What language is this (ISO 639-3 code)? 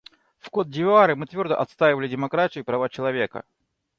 rus